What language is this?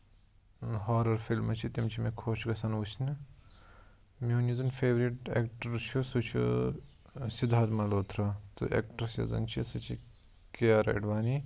Kashmiri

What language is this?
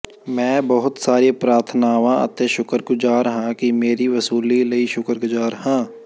Punjabi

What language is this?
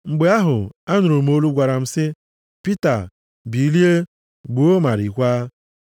Igbo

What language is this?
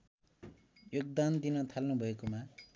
Nepali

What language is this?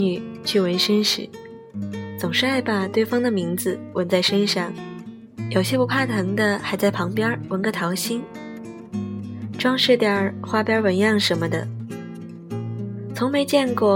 Chinese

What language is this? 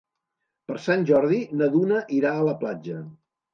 Catalan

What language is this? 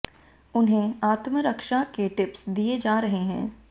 Hindi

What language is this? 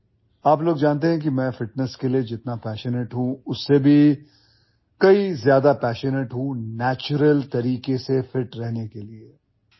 Odia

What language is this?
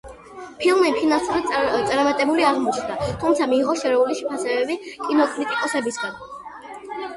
Georgian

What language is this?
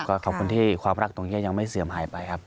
Thai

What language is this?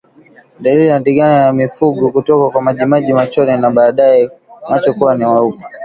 Swahili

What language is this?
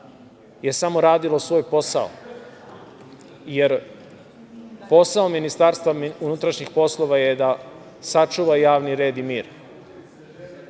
Serbian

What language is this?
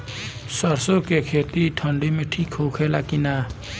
Bhojpuri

